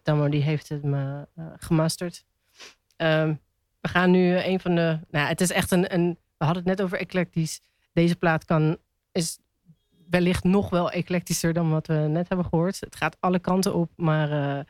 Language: Dutch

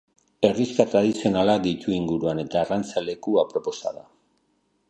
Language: Basque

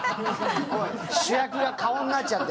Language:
Japanese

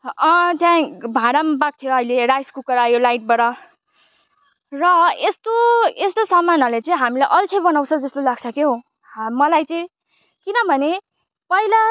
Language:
Nepali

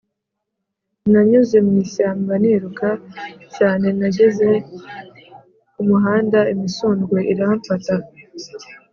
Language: Kinyarwanda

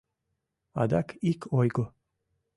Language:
Mari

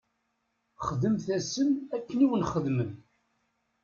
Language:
Kabyle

